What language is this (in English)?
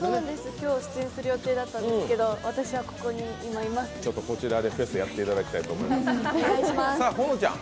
Japanese